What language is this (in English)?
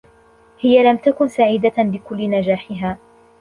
Arabic